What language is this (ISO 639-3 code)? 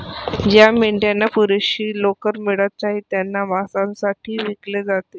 mar